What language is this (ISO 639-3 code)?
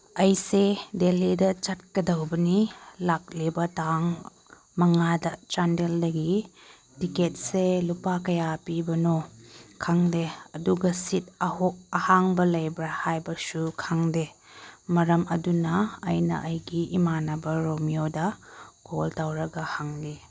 mni